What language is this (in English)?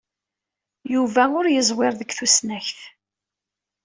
Kabyle